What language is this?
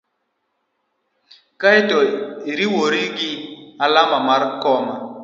Luo (Kenya and Tanzania)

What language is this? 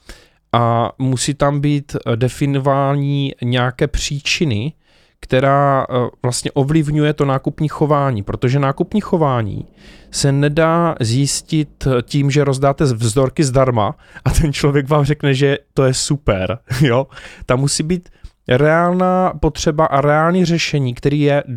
Czech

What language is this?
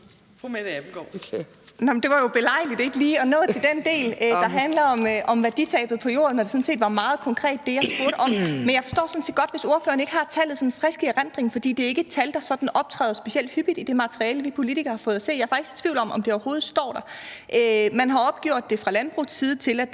Danish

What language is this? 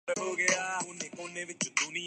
Urdu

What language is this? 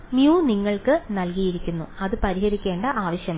Malayalam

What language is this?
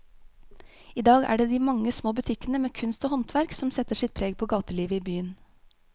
Norwegian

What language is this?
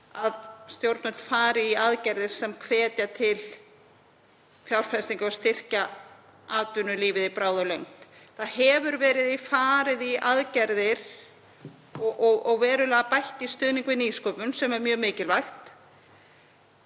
Icelandic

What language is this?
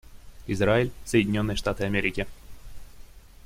Russian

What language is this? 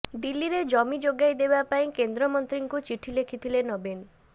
Odia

